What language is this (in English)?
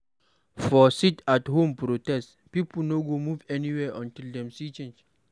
Nigerian Pidgin